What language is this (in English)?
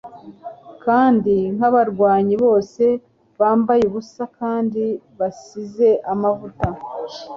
Kinyarwanda